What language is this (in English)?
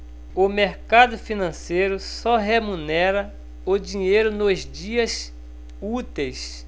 Portuguese